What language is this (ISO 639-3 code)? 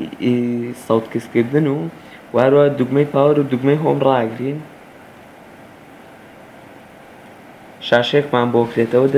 ara